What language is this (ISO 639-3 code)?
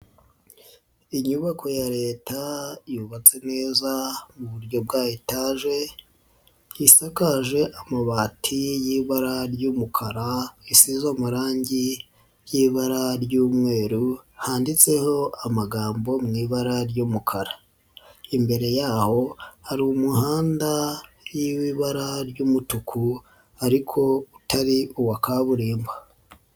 kin